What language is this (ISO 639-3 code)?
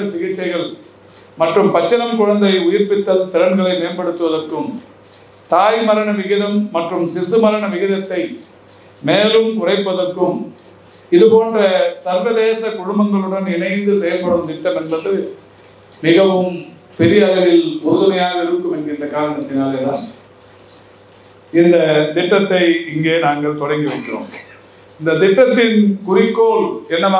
ara